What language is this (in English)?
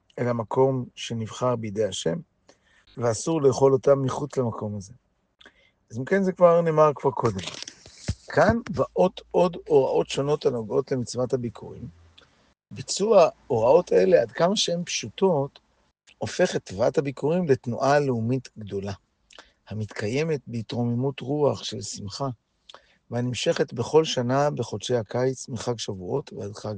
Hebrew